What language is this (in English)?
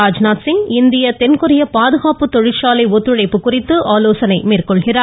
Tamil